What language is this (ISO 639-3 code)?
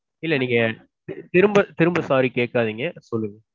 tam